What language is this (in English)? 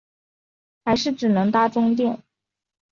Chinese